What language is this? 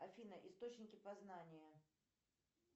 Russian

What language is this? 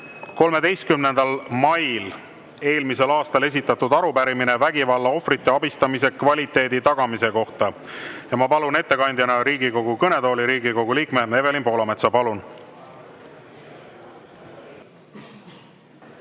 Estonian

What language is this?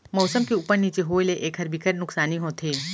Chhattisgarhi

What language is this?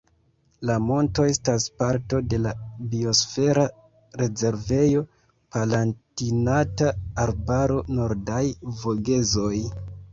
Esperanto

